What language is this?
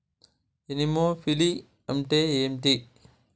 Telugu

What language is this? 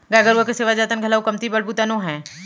Chhattisgarhi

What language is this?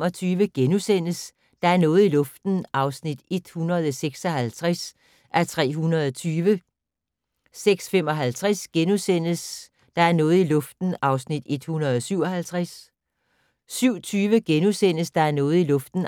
Danish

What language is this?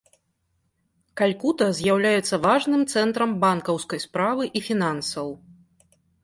Belarusian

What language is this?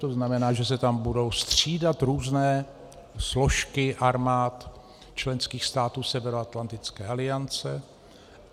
Czech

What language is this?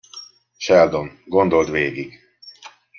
Hungarian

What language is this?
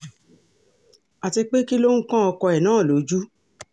Yoruba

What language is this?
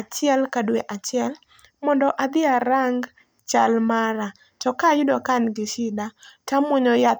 Luo (Kenya and Tanzania)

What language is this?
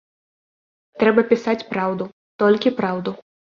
Belarusian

